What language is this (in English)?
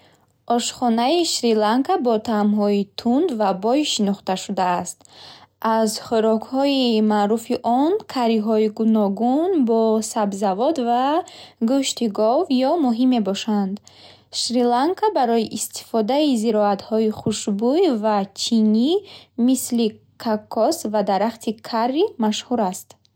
Bukharic